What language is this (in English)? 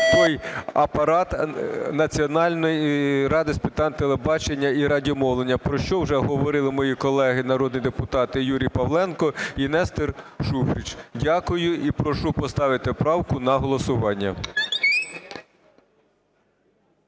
Ukrainian